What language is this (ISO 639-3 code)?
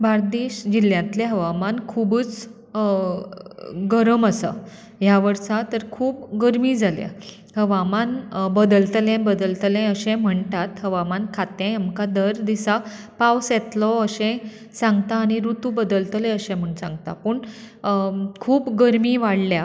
kok